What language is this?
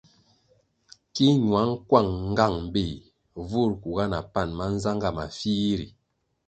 Kwasio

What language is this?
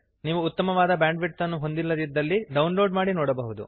Kannada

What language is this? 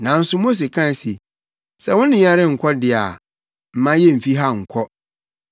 Akan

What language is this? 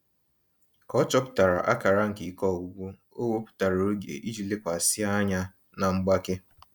Igbo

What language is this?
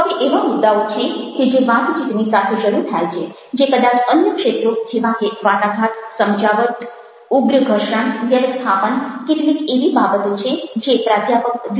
Gujarati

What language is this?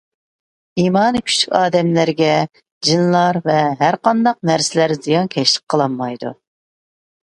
Uyghur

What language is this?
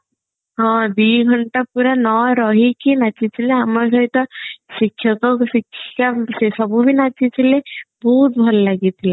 Odia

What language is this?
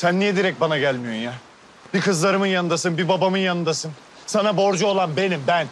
Turkish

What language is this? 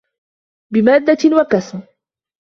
Arabic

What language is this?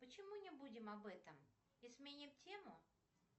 Russian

